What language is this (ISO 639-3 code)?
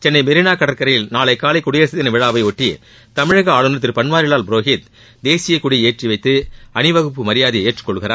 tam